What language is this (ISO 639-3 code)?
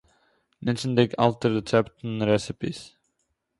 yid